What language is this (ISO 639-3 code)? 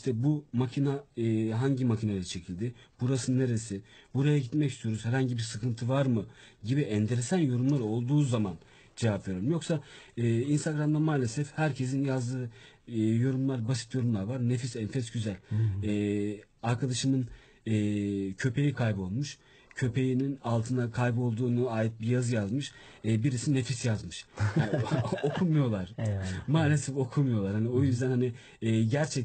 tur